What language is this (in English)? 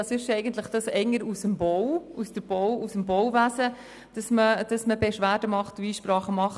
Swiss German